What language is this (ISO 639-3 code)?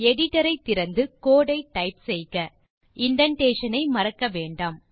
tam